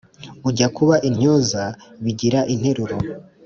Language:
Kinyarwanda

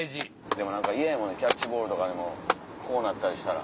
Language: Japanese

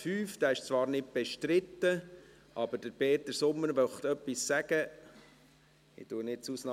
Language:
Swiss German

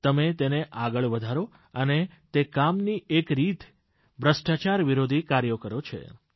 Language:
Gujarati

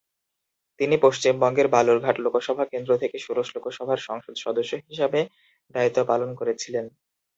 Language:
Bangla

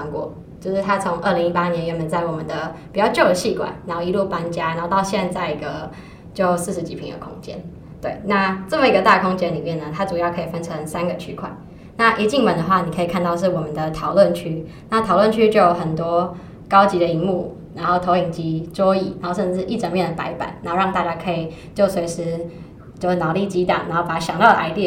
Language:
Chinese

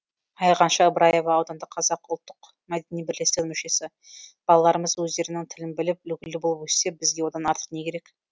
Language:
Kazakh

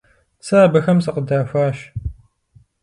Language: Kabardian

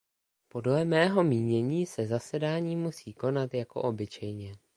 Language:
Czech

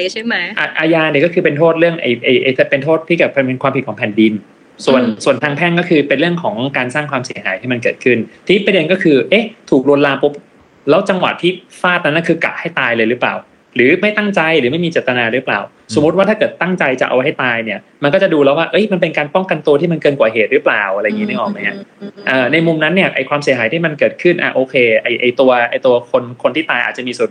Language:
Thai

